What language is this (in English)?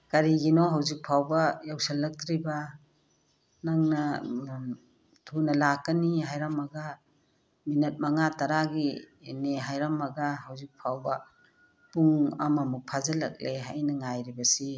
Manipuri